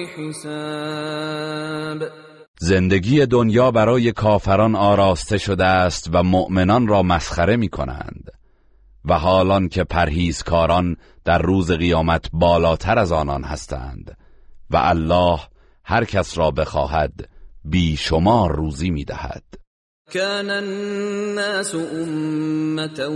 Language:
Persian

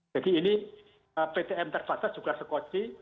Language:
Indonesian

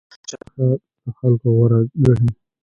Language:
Pashto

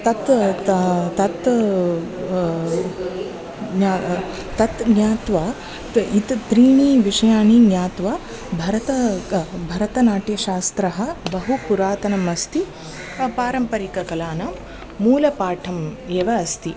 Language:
Sanskrit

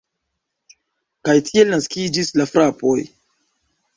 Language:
Esperanto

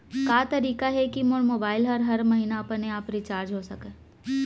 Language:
Chhattisgarhi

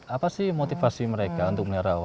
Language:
Indonesian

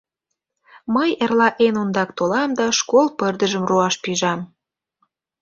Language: Mari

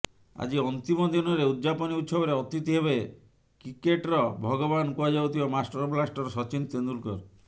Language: Odia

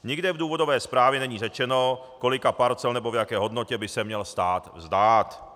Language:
Czech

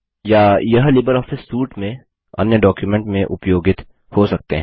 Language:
Hindi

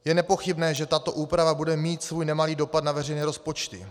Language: Czech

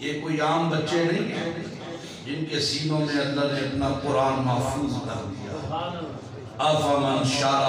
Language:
Hindi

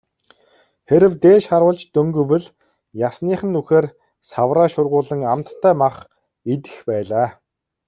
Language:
Mongolian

